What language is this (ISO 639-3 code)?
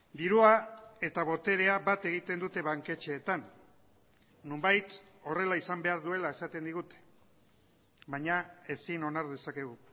eus